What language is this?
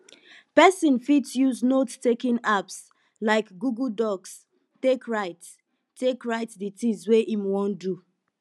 Nigerian Pidgin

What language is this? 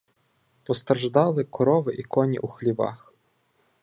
Ukrainian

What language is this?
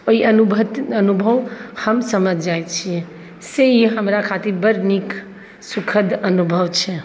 Maithili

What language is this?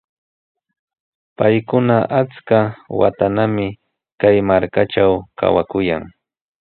Sihuas Ancash Quechua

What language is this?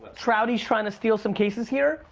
English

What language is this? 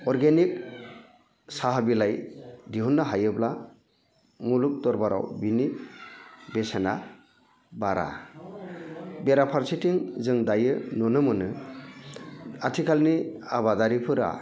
Bodo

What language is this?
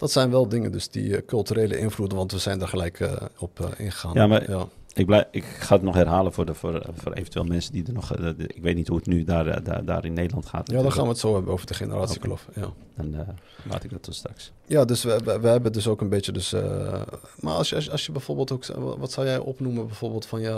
Dutch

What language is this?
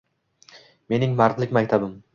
Uzbek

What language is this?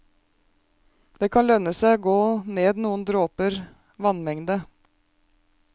Norwegian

